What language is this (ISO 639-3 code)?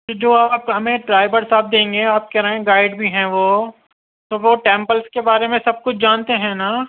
urd